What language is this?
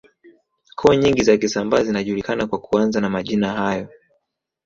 Swahili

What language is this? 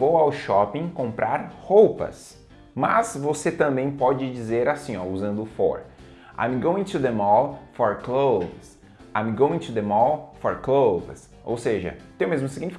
Portuguese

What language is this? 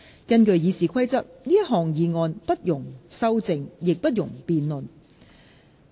Cantonese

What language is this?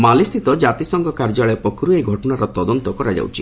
Odia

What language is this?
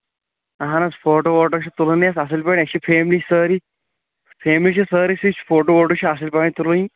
Kashmiri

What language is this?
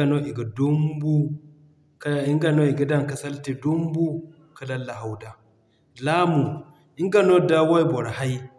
Zarma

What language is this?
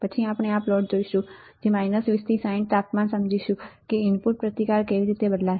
Gujarati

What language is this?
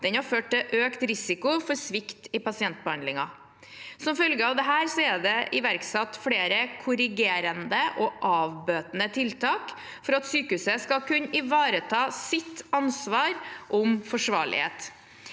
Norwegian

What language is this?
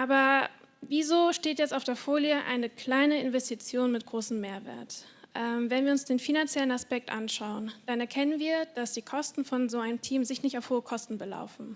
German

